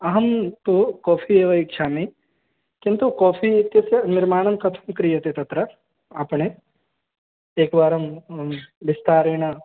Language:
Sanskrit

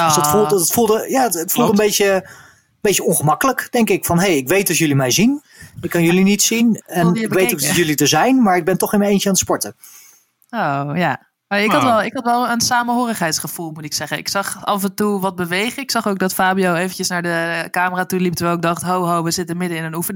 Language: Dutch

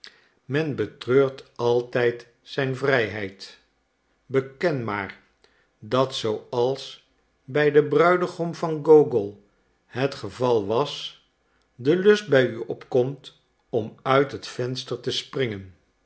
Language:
Dutch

